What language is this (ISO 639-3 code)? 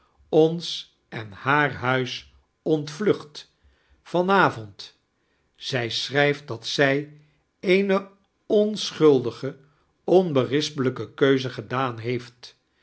nld